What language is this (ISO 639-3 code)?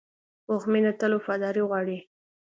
pus